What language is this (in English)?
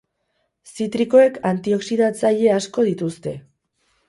Basque